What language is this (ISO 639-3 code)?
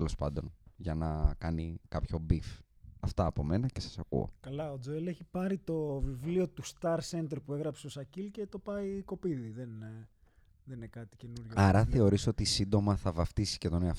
ell